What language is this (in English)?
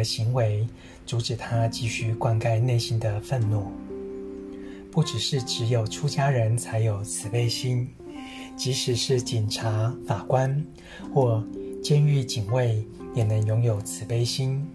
Chinese